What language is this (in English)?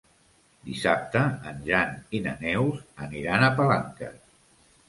Catalan